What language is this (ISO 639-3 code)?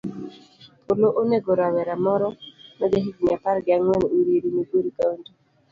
luo